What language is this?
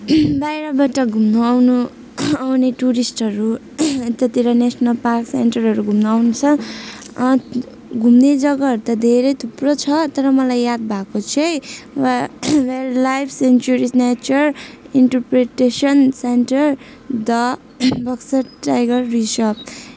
Nepali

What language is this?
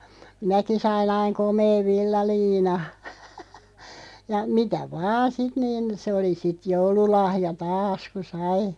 Finnish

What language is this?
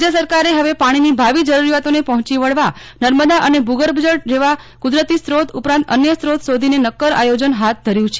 Gujarati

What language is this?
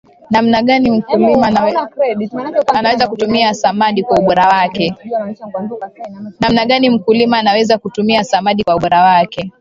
Swahili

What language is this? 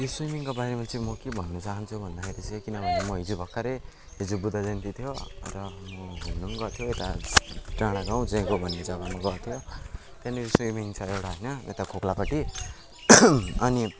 Nepali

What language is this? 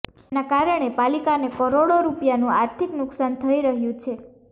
Gujarati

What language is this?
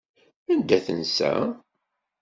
Kabyle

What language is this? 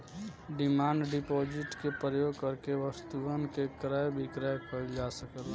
Bhojpuri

